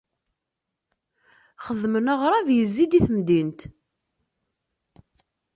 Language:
Kabyle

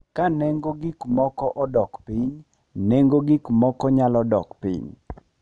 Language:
Luo (Kenya and Tanzania)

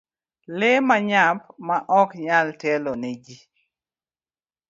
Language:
Luo (Kenya and Tanzania)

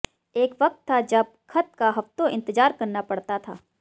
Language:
Hindi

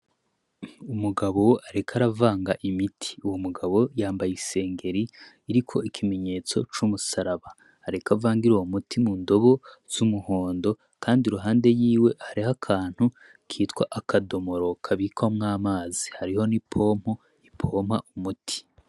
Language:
Rundi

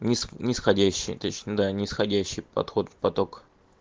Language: Russian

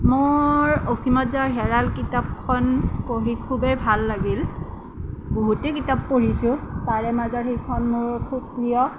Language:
Assamese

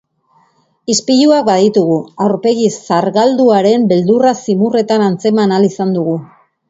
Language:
Basque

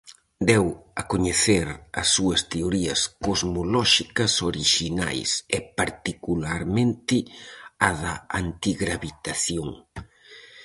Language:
Galician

